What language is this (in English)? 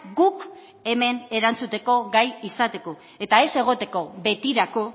Basque